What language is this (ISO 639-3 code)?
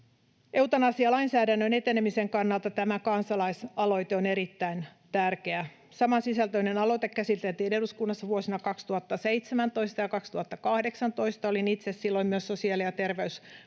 fin